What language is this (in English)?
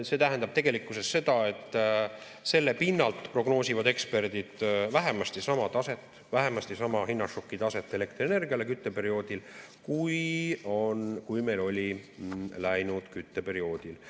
Estonian